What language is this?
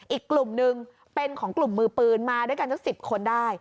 Thai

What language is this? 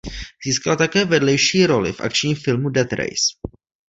Czech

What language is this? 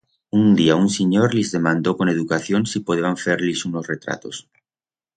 Aragonese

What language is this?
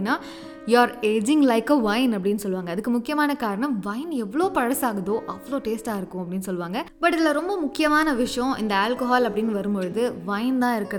Tamil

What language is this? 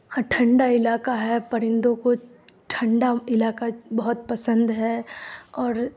Urdu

